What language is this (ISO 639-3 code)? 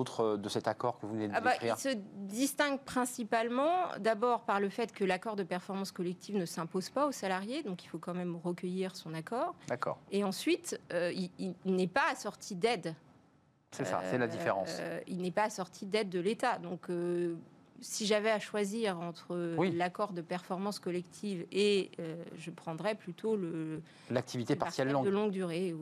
fra